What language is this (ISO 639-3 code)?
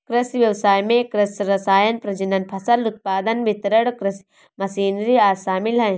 hin